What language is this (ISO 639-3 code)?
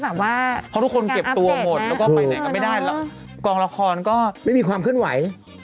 tha